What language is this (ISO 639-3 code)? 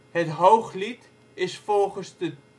nld